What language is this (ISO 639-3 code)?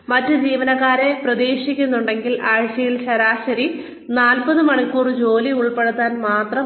mal